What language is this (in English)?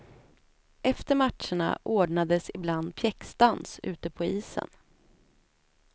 Swedish